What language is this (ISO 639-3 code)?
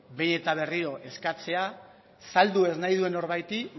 eus